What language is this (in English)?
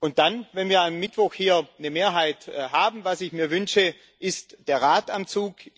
German